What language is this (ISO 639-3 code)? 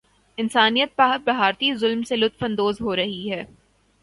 urd